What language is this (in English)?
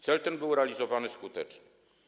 Polish